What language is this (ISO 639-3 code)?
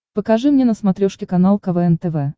rus